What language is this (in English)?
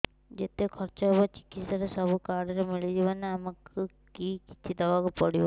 Odia